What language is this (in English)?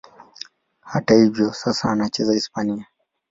Swahili